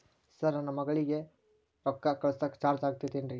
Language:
Kannada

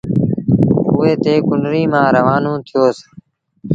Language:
Sindhi Bhil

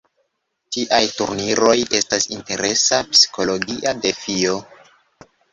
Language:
Esperanto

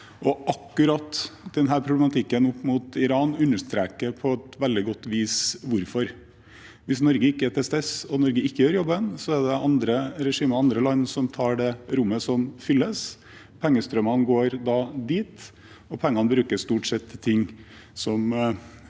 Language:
Norwegian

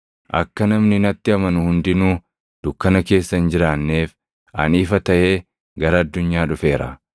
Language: Oromo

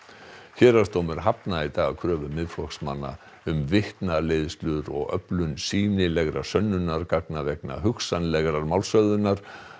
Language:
Icelandic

